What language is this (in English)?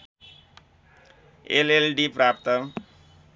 Nepali